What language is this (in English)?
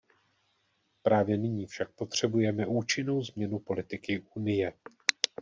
Czech